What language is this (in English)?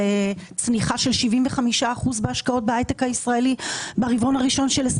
Hebrew